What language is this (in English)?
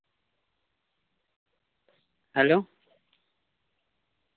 Santali